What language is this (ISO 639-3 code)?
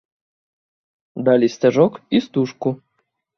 bel